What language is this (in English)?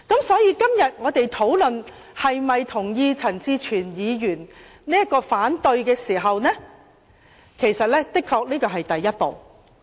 Cantonese